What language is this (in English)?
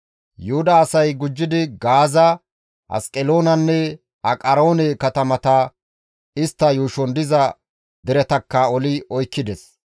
Gamo